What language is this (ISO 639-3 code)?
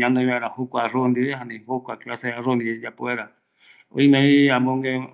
gui